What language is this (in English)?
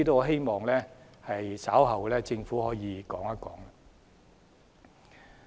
Cantonese